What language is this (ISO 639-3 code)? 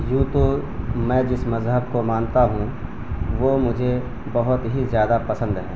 urd